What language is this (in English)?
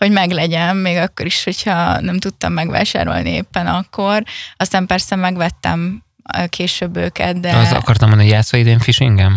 Hungarian